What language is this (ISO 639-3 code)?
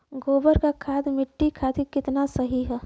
bho